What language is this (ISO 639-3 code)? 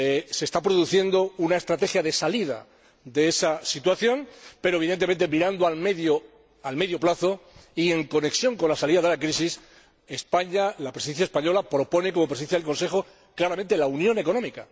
spa